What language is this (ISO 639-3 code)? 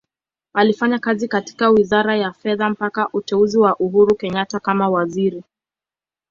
swa